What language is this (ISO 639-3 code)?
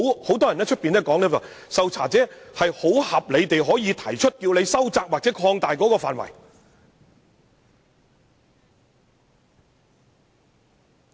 yue